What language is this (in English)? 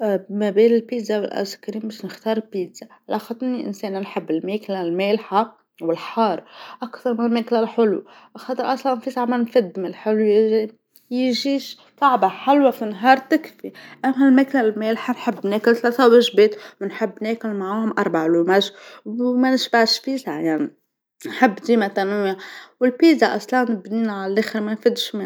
Tunisian Arabic